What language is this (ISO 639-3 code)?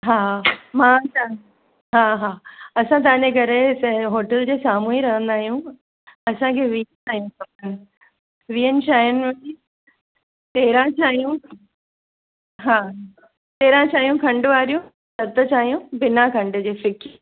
snd